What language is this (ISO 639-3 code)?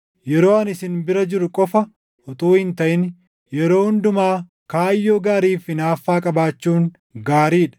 orm